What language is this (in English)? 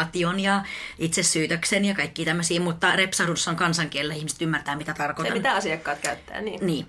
Finnish